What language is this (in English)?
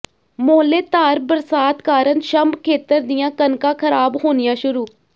Punjabi